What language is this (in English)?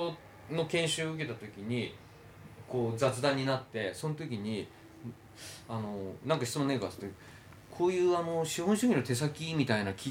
Japanese